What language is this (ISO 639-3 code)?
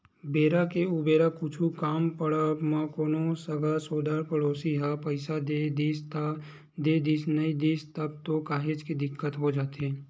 hne